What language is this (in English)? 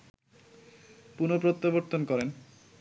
Bangla